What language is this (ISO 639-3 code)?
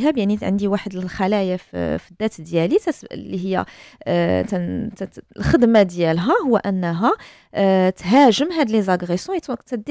ara